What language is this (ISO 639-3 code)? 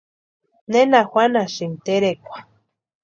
pua